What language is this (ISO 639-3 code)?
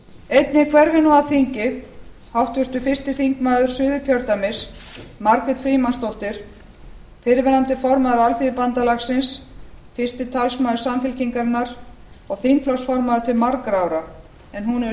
isl